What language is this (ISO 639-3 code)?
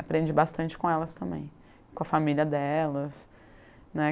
por